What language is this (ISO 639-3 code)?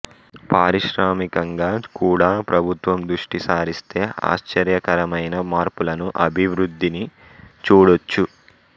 tel